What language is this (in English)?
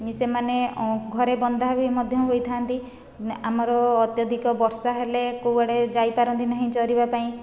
Odia